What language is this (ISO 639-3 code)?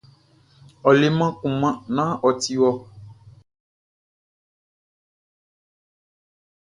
bci